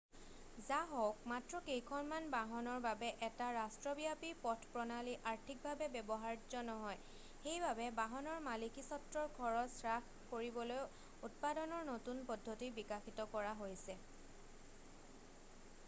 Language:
Assamese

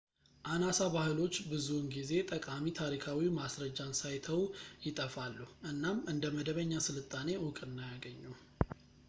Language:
Amharic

